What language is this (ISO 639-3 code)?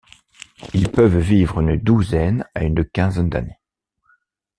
fra